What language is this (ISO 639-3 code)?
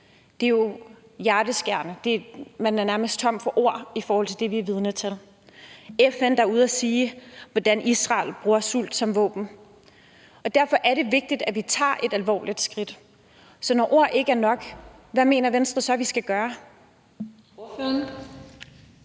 dan